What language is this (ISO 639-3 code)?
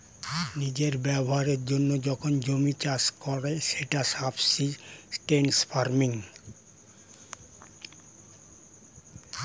ben